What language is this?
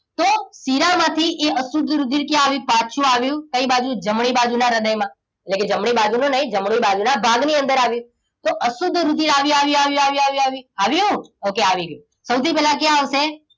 Gujarati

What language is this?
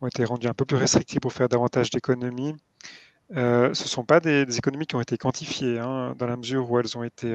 French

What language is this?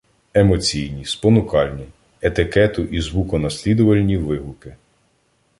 Ukrainian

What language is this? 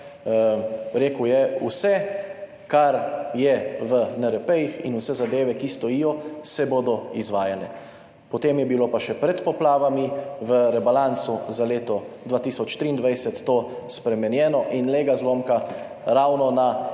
Slovenian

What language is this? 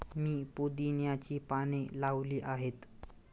Marathi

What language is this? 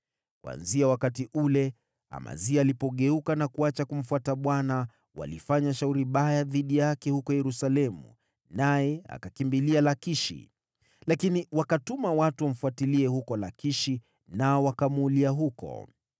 Swahili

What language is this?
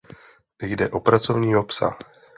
Czech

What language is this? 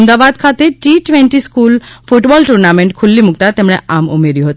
Gujarati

